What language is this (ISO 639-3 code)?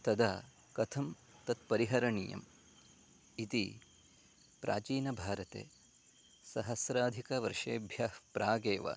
san